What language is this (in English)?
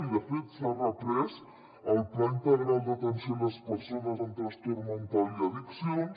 Catalan